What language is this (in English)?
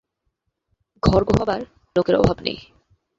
Bangla